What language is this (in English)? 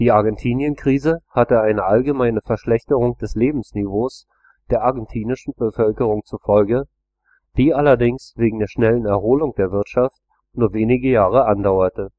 German